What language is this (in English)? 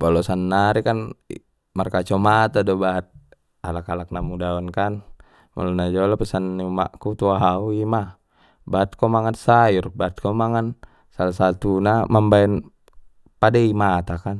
Batak Mandailing